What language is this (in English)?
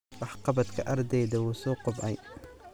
Somali